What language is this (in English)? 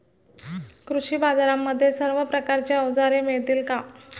Marathi